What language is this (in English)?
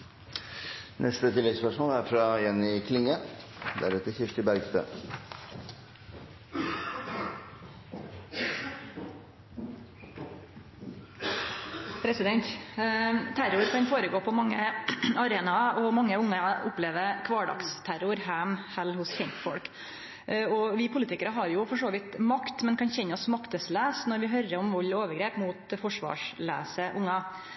Norwegian